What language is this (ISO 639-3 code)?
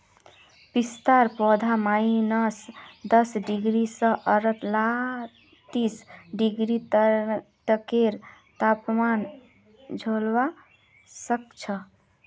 mag